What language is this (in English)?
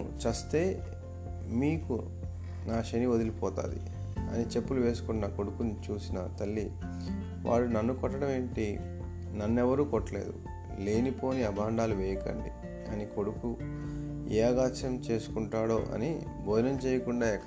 Telugu